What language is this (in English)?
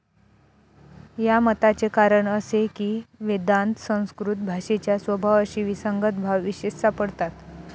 Marathi